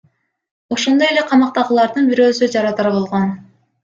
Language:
Kyrgyz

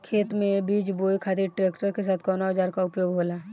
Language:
Bhojpuri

